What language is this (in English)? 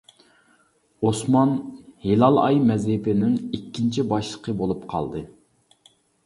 Uyghur